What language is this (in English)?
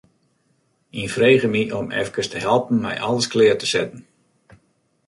Western Frisian